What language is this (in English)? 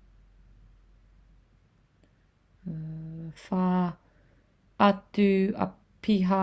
Māori